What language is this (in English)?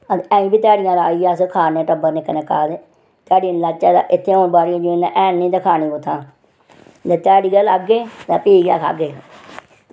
Dogri